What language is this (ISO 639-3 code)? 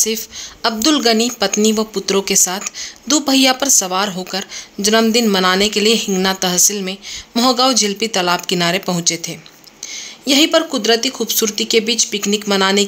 hin